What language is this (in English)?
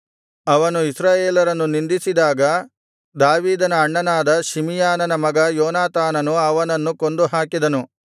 Kannada